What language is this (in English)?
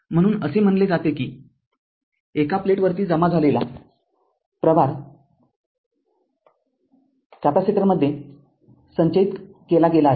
Marathi